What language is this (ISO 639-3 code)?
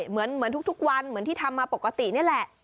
tha